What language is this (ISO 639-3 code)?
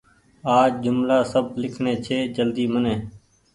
gig